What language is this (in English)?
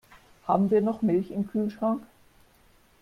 German